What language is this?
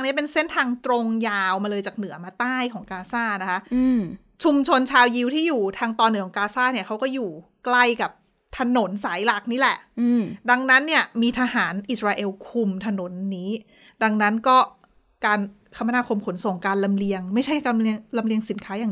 Thai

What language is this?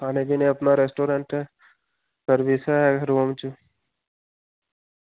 Dogri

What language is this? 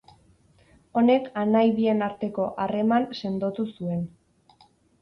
Basque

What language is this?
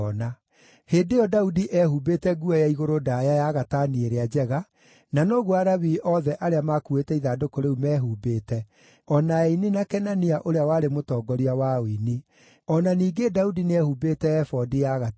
Kikuyu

